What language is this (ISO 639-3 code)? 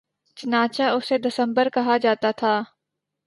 urd